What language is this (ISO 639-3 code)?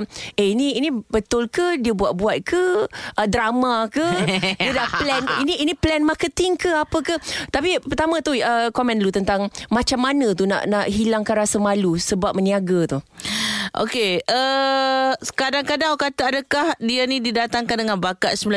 msa